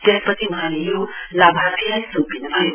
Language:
Nepali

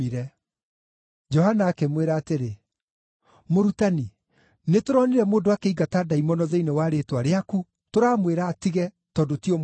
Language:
Kikuyu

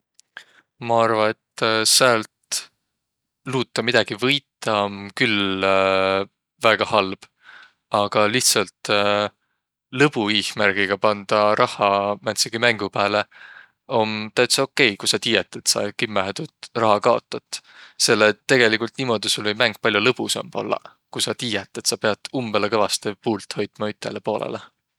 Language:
Võro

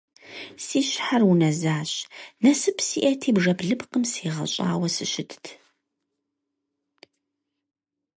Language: Kabardian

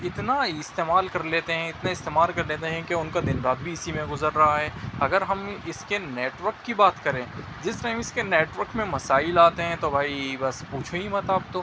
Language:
Urdu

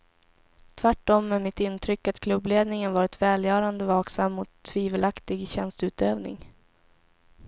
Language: Swedish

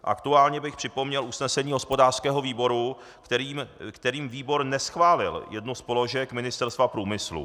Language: Czech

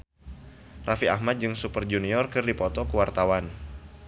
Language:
Sundanese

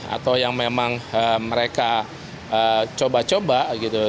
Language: Indonesian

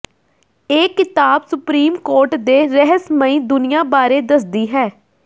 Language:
Punjabi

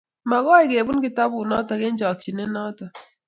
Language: Kalenjin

